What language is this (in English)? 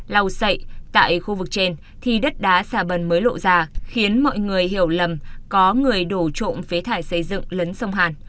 Vietnamese